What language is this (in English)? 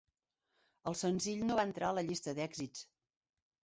Catalan